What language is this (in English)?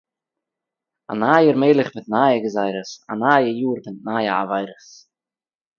Yiddish